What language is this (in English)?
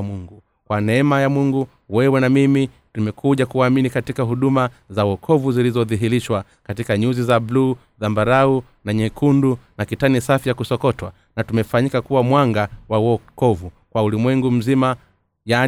Swahili